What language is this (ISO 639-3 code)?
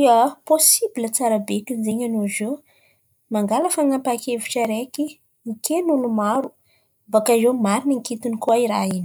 xmv